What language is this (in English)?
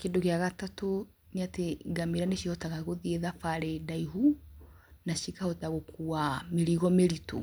Kikuyu